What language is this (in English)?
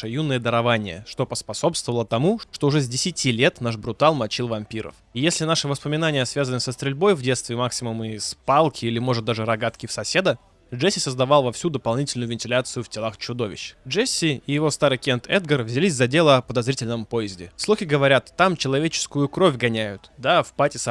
Russian